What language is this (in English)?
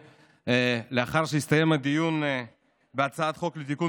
Hebrew